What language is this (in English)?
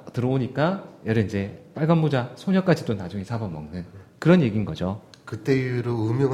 Korean